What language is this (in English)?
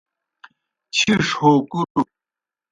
Kohistani Shina